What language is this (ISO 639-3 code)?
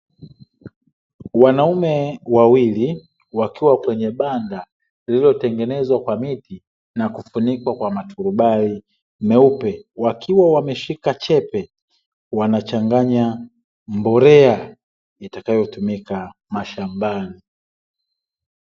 swa